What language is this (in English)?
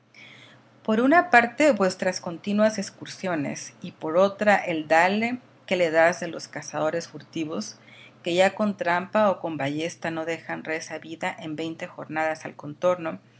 Spanish